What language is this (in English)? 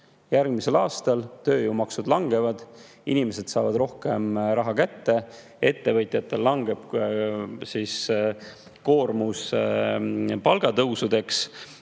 Estonian